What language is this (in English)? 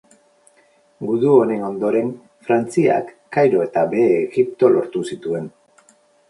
Basque